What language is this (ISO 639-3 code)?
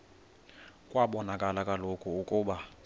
xho